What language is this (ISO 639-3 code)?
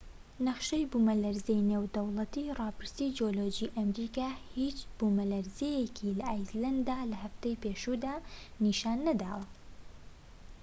ckb